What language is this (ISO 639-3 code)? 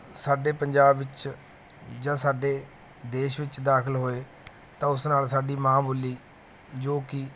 pan